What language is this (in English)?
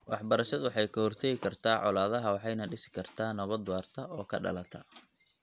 Somali